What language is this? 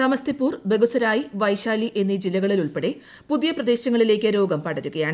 Malayalam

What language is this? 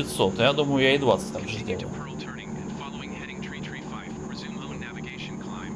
Russian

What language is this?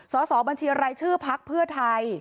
Thai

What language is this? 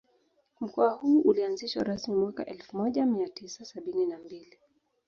Swahili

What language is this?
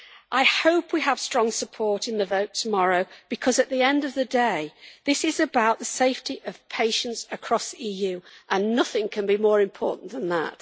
English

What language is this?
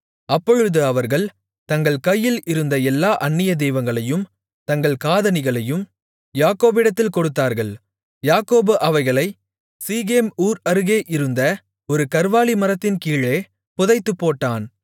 Tamil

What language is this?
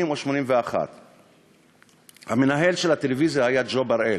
Hebrew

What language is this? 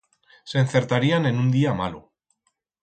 Aragonese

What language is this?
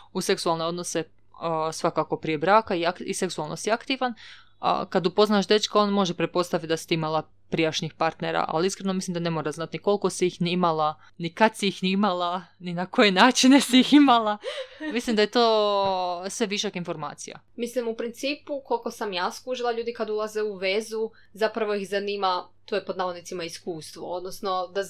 Croatian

